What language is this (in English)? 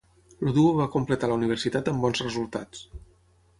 Catalan